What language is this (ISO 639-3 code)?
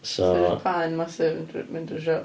cym